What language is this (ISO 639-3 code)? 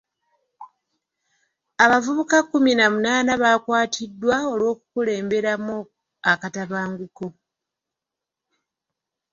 lug